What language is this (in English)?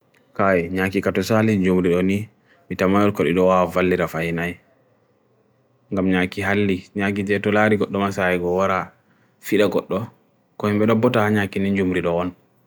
Bagirmi Fulfulde